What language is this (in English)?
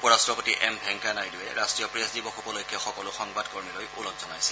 Assamese